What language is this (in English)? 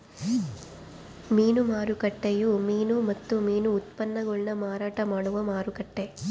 Kannada